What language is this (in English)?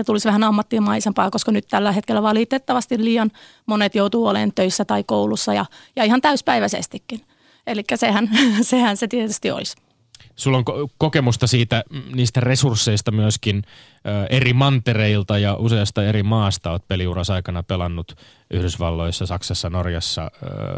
Finnish